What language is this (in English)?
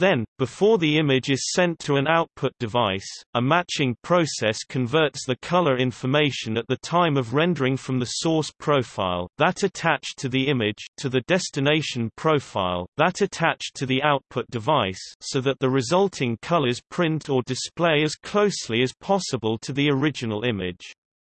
English